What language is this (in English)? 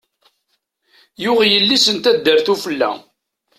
Kabyle